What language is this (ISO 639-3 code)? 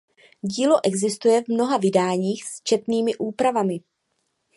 ces